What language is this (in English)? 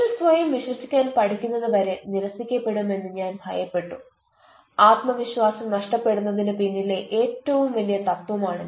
Malayalam